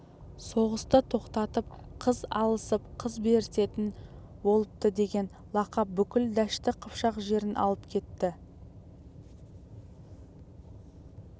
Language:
Kazakh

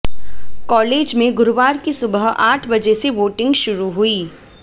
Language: Hindi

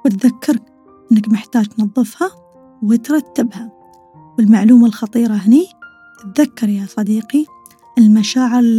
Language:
Arabic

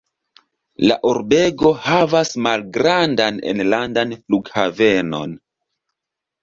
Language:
Esperanto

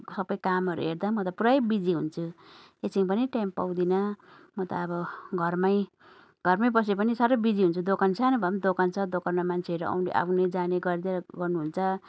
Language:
Nepali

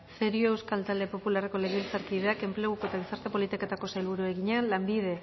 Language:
Basque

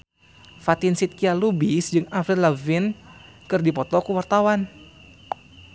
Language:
Sundanese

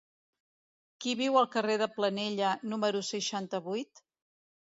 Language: Catalan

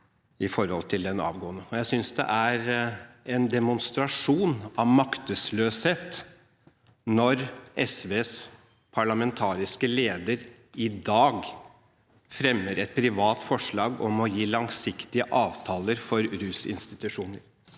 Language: Norwegian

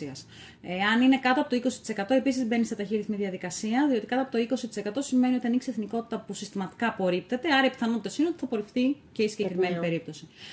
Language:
Greek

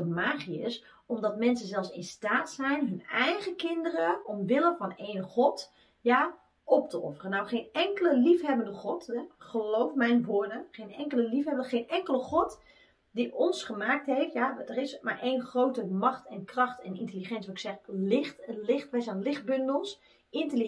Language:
Dutch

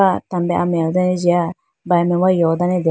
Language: Idu-Mishmi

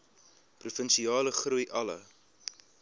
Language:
Afrikaans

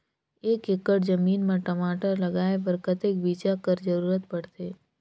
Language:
Chhattisgarhi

